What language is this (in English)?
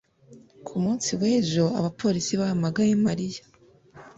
Kinyarwanda